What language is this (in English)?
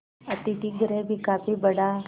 Hindi